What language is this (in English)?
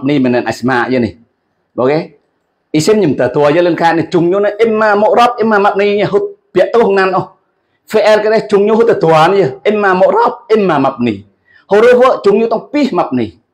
Indonesian